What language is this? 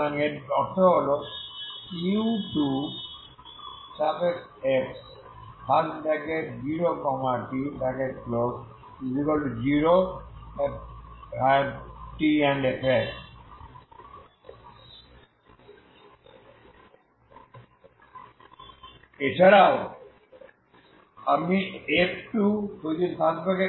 Bangla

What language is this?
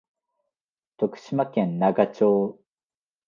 Japanese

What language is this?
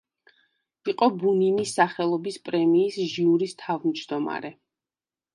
Georgian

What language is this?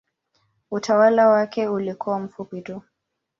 Swahili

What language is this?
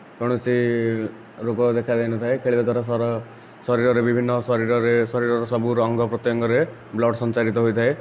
Odia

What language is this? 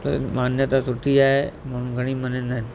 Sindhi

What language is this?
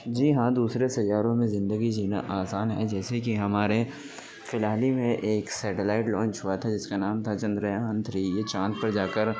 Urdu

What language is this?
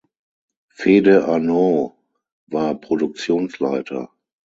German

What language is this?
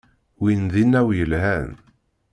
Kabyle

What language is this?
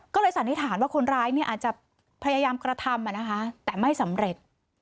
Thai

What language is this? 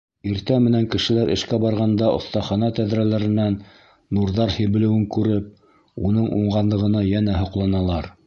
Bashkir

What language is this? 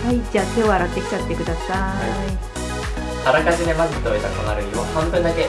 Japanese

